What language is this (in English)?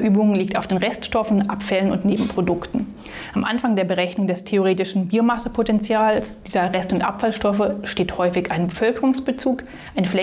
German